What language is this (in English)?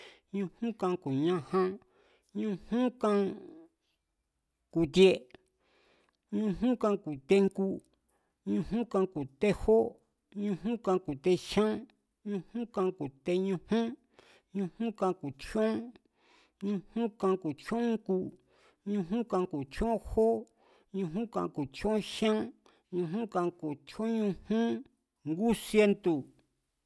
Mazatlán Mazatec